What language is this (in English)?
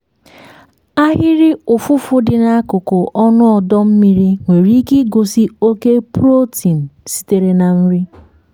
Igbo